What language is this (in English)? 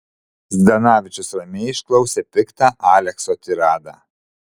Lithuanian